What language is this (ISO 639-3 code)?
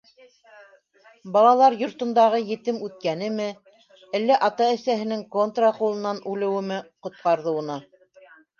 bak